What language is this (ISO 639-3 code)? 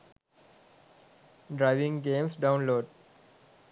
sin